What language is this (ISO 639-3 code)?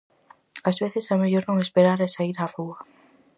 glg